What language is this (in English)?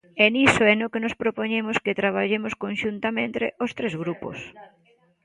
Galician